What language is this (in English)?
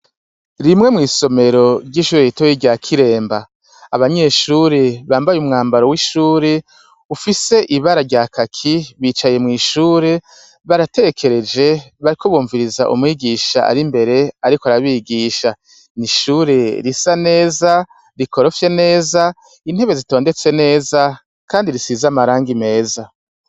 Rundi